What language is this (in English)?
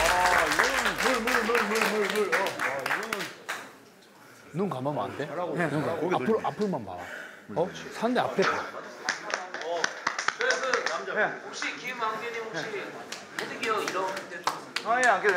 Korean